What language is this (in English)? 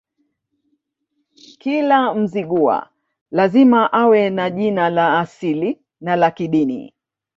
Swahili